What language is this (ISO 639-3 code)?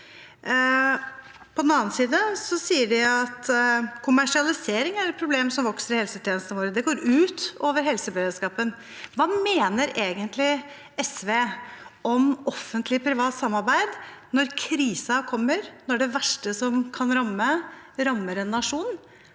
nor